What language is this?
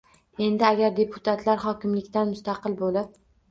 Uzbek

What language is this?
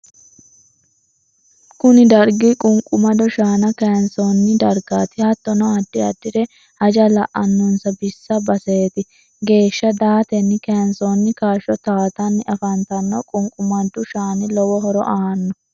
Sidamo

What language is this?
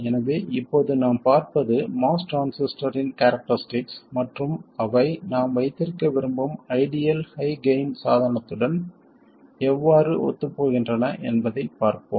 Tamil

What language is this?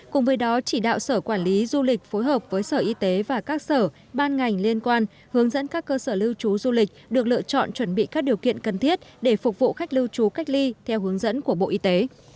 Vietnamese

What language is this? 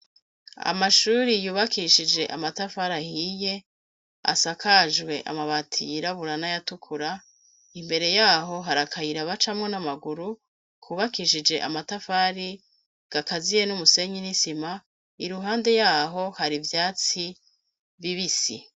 Rundi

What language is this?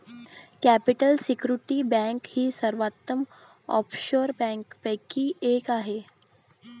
Marathi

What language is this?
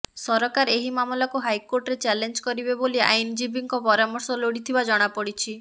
Odia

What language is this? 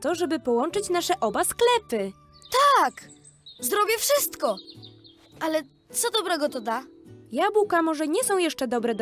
Polish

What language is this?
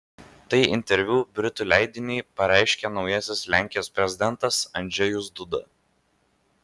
Lithuanian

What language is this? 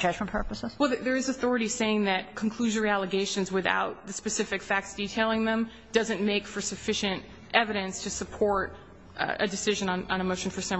English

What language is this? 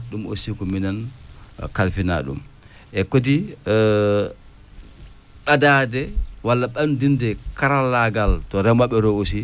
Fula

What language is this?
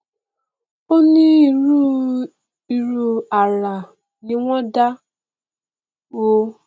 Yoruba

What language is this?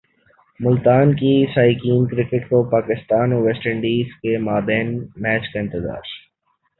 Urdu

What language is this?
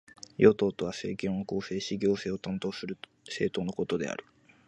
Japanese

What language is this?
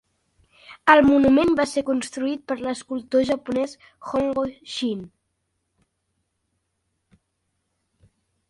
Catalan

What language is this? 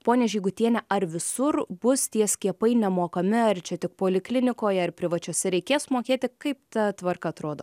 Lithuanian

